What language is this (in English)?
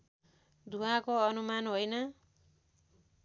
Nepali